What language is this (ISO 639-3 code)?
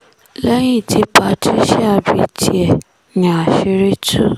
yor